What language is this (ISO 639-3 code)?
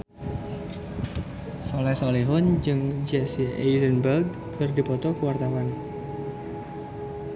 sun